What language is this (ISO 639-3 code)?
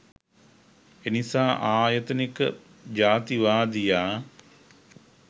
sin